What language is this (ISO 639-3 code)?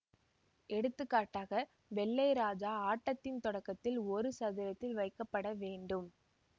tam